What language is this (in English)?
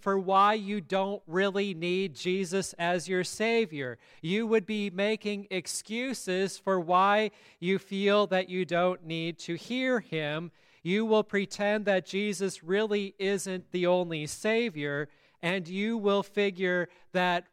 English